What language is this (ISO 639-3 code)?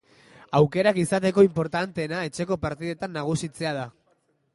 eus